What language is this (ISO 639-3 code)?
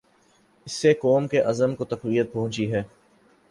urd